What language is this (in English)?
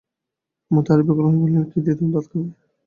Bangla